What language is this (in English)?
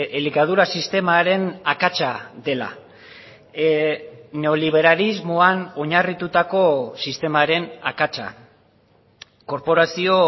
Basque